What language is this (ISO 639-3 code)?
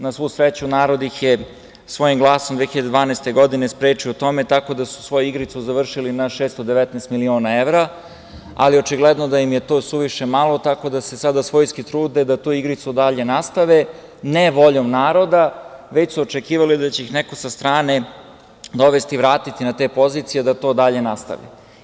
srp